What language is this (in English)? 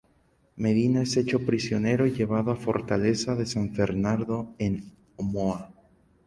Spanish